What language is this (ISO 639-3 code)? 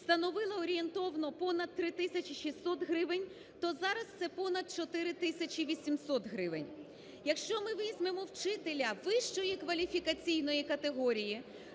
ukr